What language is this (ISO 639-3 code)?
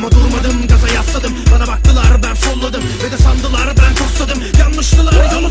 tur